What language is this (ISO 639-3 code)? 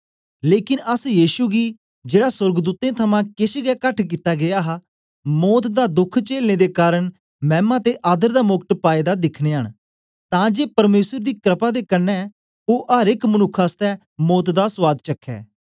doi